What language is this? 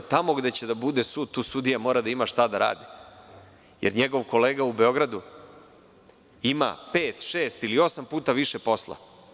Serbian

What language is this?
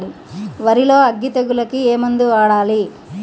Telugu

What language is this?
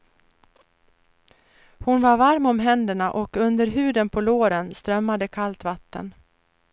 Swedish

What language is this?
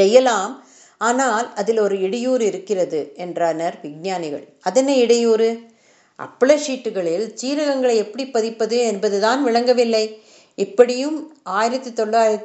Tamil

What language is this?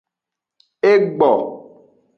Aja (Benin)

